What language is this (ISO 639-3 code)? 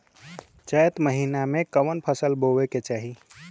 bho